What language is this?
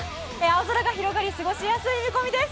Japanese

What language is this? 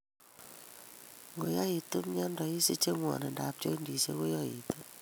Kalenjin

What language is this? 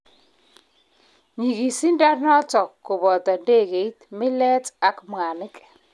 Kalenjin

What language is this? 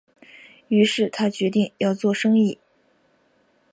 Chinese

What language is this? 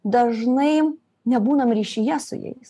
Lithuanian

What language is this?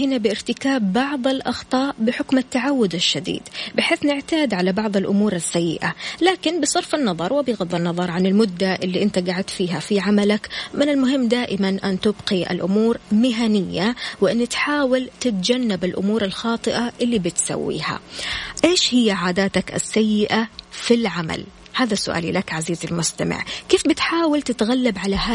Arabic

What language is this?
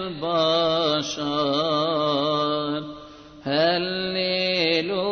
Arabic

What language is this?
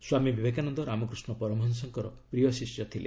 Odia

